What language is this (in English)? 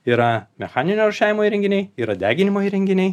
Lithuanian